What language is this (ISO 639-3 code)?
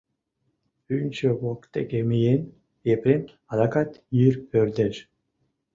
chm